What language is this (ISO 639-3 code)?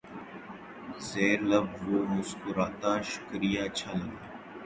urd